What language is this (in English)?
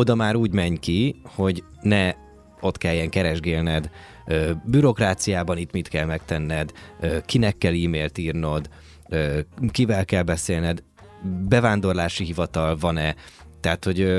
Hungarian